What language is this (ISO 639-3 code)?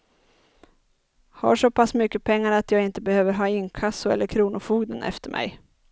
swe